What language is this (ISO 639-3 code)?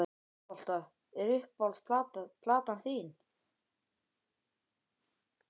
isl